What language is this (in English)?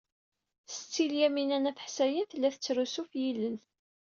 Kabyle